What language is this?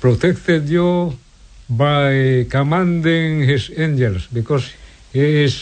Filipino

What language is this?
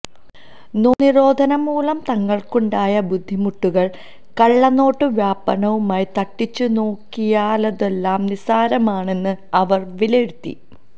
Malayalam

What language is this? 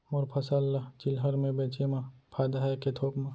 Chhattisgarhi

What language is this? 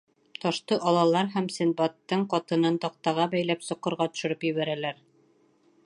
Bashkir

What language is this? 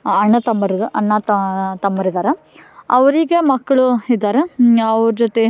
Kannada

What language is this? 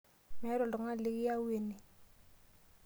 Masai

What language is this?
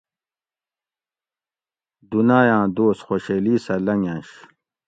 Gawri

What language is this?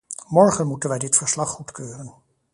Dutch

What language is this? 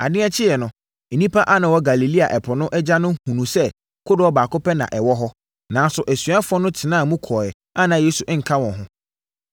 Akan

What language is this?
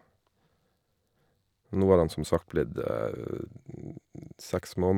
Norwegian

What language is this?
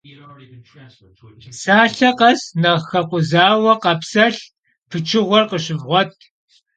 Kabardian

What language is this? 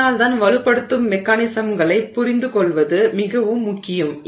Tamil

